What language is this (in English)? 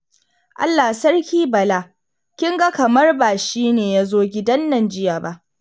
Hausa